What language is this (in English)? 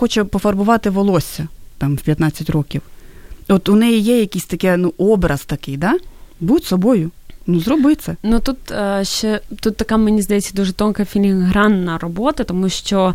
Ukrainian